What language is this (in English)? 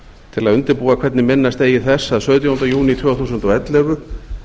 Icelandic